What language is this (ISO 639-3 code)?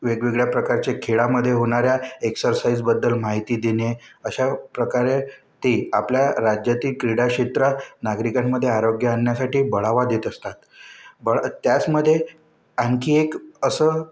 mar